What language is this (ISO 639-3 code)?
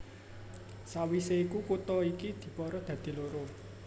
jav